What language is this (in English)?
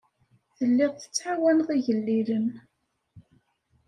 Kabyle